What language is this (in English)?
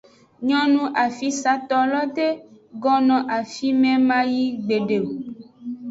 Aja (Benin)